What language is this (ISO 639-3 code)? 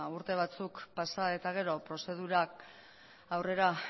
eus